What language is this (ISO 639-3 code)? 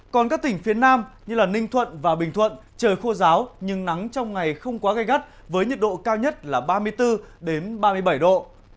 vie